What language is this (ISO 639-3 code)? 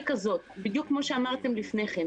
heb